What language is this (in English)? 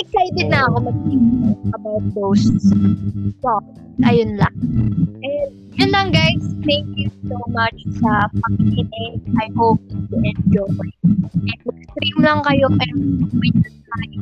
Filipino